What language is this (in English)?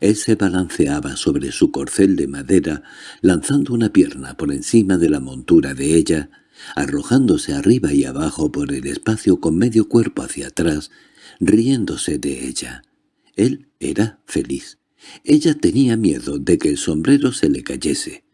Spanish